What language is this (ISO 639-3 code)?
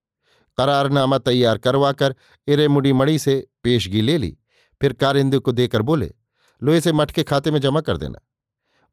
hin